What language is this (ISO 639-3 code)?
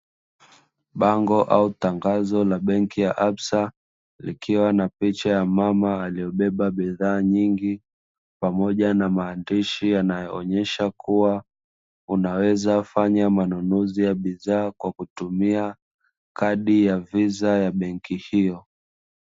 swa